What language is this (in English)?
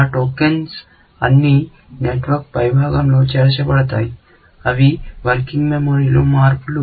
Telugu